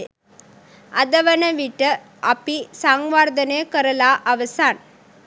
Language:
Sinhala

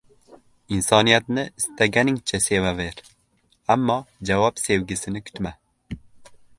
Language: Uzbek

